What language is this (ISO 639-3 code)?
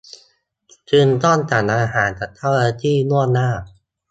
tha